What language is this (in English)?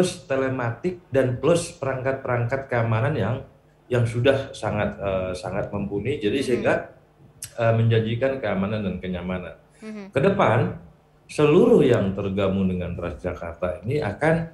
Indonesian